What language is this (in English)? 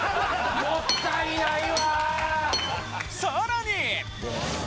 Japanese